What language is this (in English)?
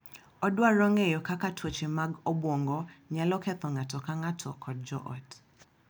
Luo (Kenya and Tanzania)